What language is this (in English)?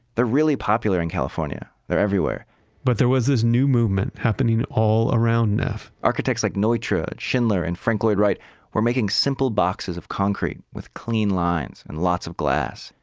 English